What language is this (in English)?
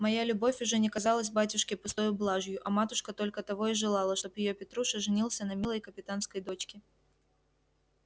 Russian